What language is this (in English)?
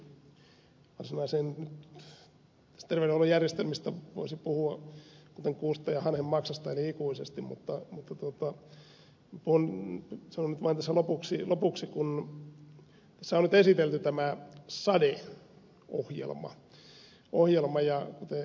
Finnish